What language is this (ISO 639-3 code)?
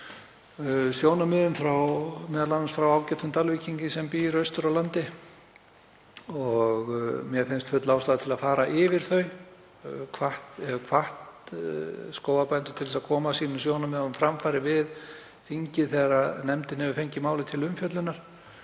isl